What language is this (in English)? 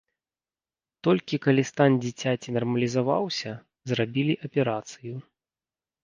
Belarusian